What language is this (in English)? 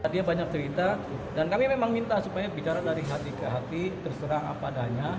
Indonesian